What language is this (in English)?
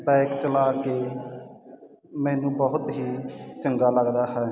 Punjabi